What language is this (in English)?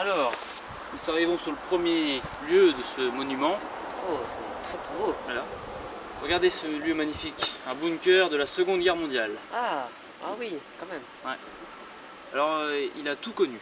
French